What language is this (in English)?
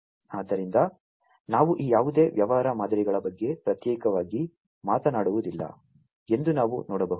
Kannada